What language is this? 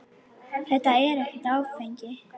Icelandic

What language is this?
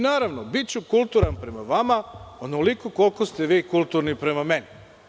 Serbian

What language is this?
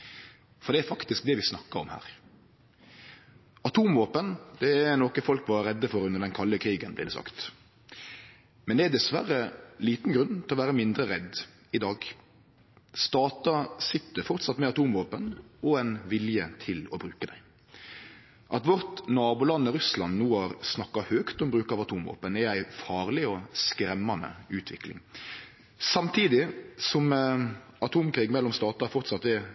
Norwegian Nynorsk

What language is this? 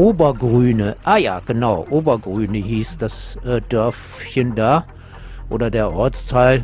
German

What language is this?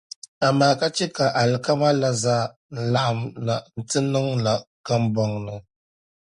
Dagbani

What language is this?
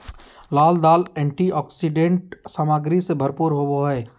Magahi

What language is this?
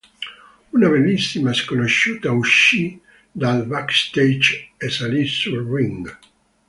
Italian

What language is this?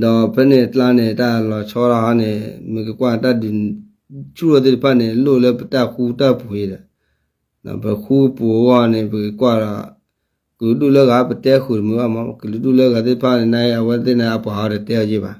Thai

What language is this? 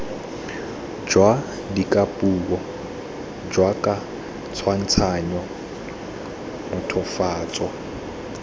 Tswana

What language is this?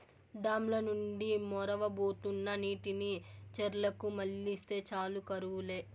Telugu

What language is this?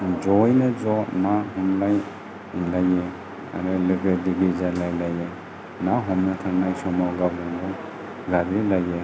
Bodo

